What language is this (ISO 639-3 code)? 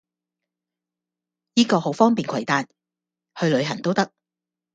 yue